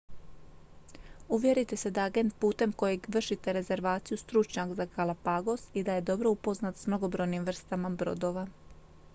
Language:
Croatian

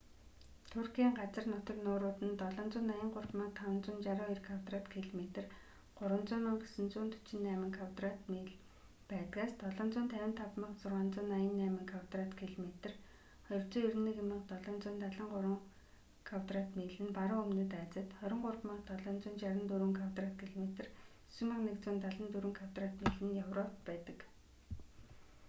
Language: Mongolian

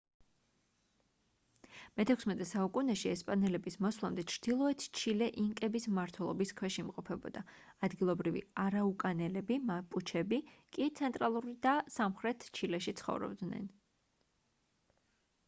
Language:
Georgian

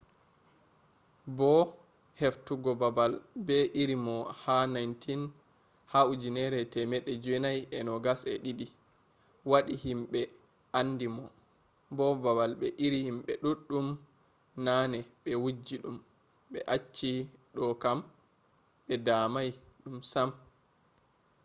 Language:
Fula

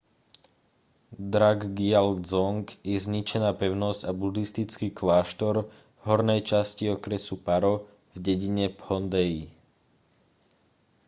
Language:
Slovak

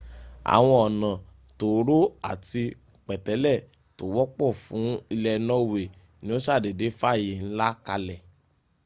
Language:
Yoruba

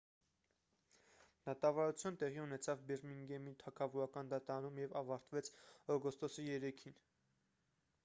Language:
Armenian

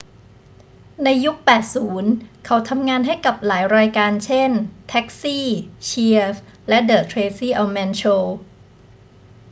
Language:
Thai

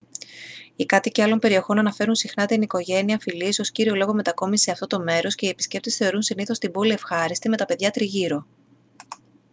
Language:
Greek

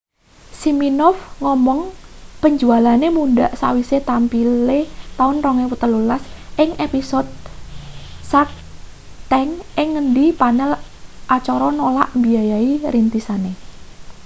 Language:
Javanese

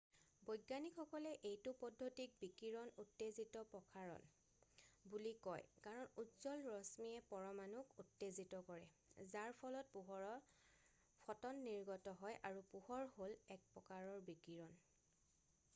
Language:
Assamese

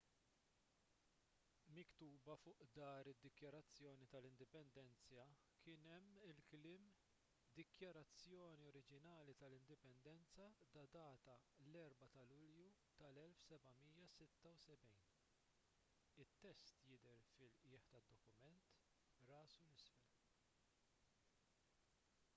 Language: Maltese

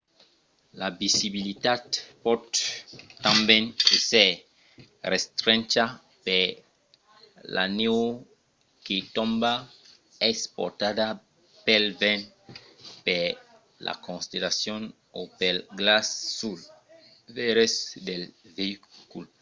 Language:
Occitan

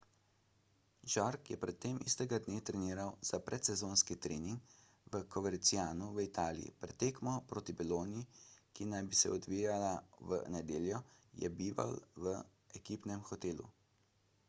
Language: Slovenian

